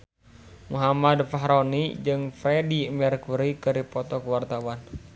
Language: Sundanese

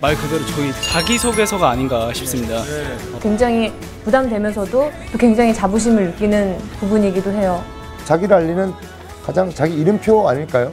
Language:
Korean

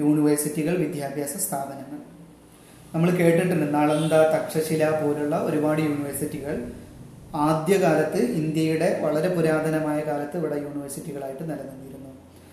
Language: Malayalam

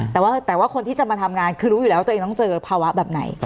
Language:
Thai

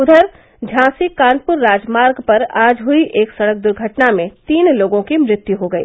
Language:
Hindi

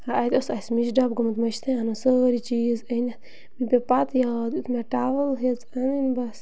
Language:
Kashmiri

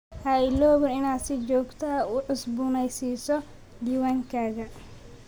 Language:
Somali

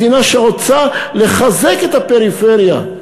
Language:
Hebrew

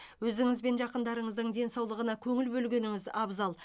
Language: Kazakh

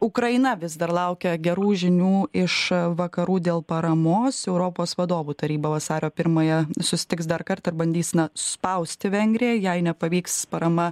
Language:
Lithuanian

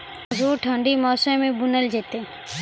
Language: Maithili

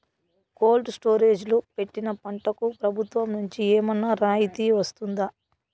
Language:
Telugu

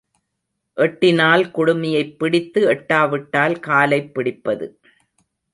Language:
Tamil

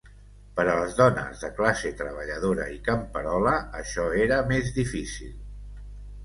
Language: Catalan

